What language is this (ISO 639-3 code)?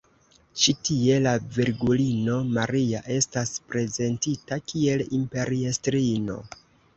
epo